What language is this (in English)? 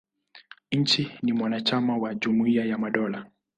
Swahili